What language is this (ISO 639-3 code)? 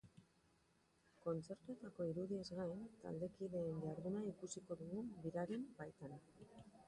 eus